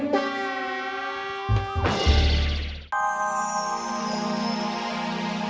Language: Indonesian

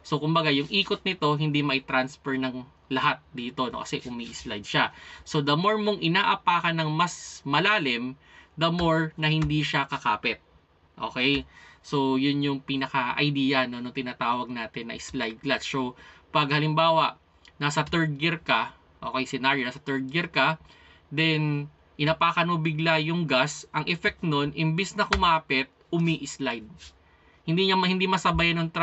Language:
Filipino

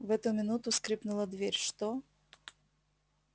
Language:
Russian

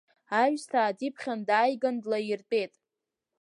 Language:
Abkhazian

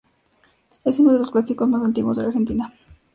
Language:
Spanish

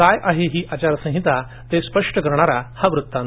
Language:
Marathi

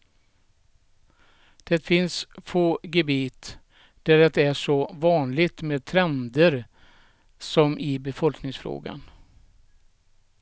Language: Swedish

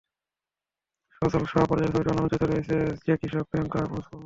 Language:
Bangla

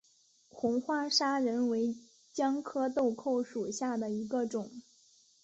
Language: Chinese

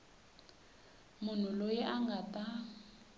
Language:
Tsonga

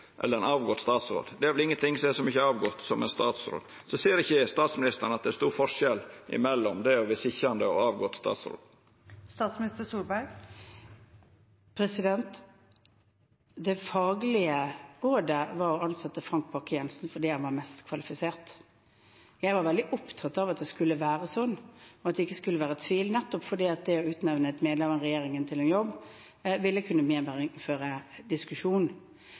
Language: Norwegian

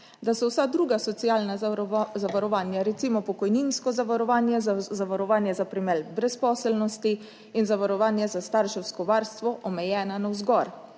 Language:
Slovenian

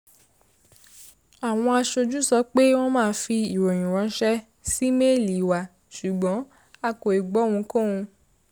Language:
Yoruba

